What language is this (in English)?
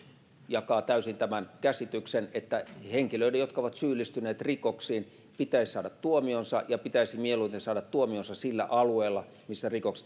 Finnish